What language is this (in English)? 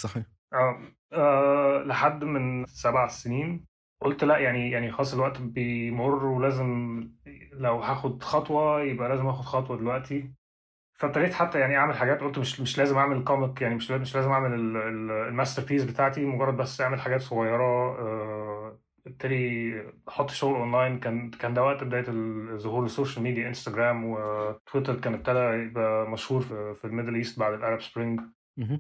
Arabic